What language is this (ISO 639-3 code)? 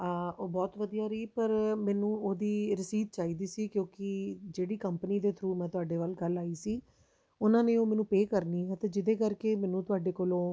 pan